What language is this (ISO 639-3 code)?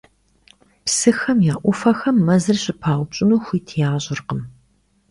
kbd